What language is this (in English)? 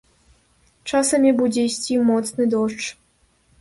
Belarusian